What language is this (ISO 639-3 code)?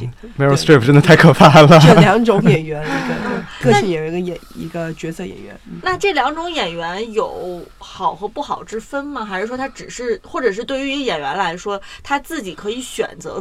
zho